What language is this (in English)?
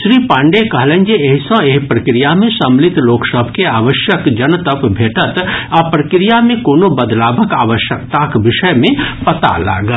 Maithili